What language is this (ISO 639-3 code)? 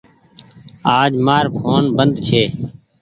gig